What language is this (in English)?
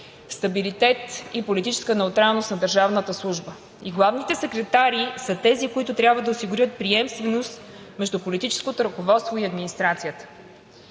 Bulgarian